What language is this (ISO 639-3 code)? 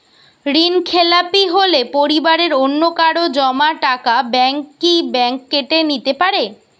ben